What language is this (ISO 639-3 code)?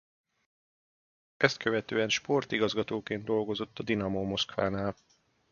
hun